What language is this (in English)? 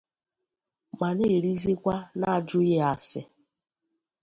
Igbo